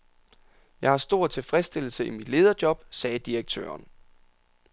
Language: Danish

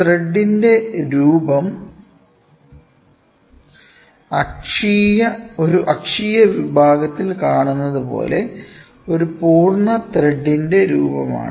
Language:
Malayalam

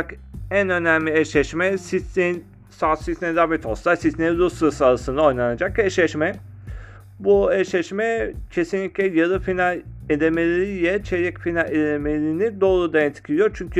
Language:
Turkish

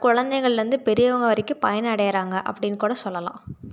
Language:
Tamil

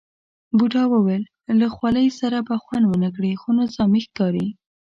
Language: Pashto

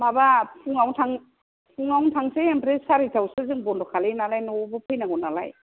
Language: Bodo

